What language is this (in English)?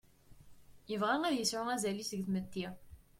Kabyle